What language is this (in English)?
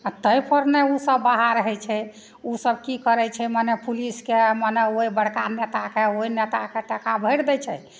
Maithili